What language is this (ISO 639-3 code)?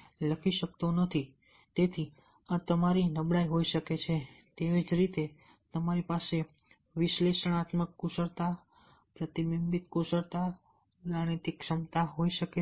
guj